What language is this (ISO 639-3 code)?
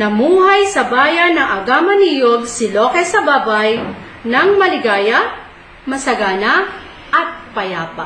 fil